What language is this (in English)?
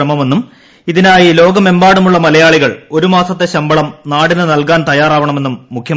Malayalam